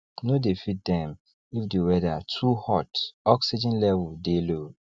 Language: Nigerian Pidgin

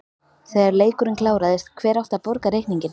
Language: Icelandic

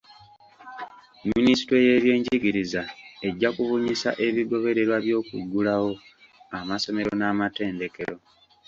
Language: Ganda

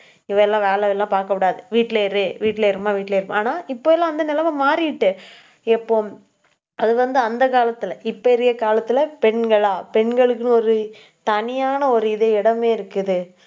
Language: Tamil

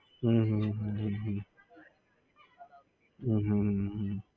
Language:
Gujarati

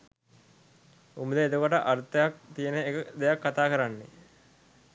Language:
Sinhala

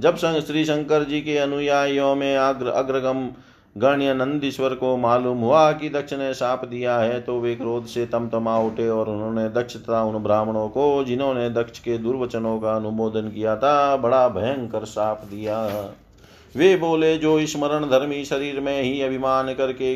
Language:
Hindi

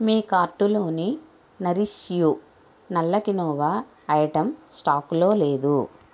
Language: Telugu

